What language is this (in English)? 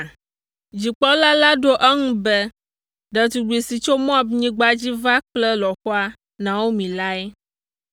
Ewe